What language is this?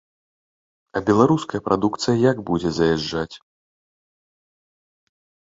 Belarusian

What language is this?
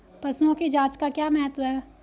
Hindi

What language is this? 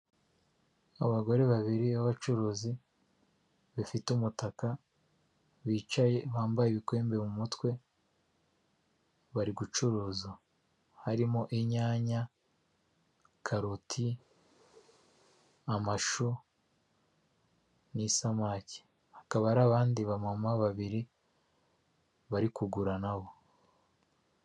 Kinyarwanda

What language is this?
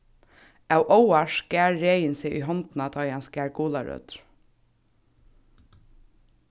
Faroese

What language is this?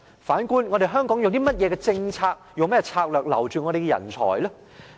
Cantonese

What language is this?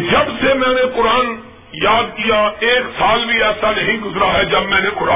Urdu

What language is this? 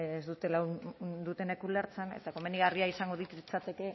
Basque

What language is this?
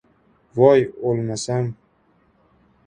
Uzbek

